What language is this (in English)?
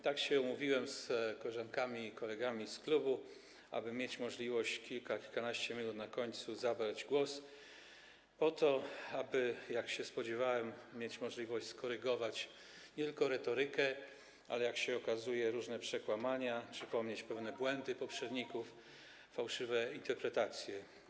Polish